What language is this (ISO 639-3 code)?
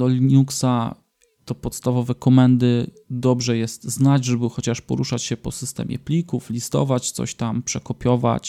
pol